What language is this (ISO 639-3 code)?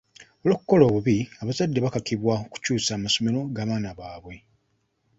lug